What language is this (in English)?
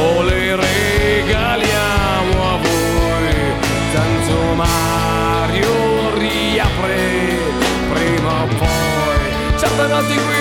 Italian